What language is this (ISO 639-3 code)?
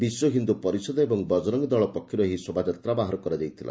ori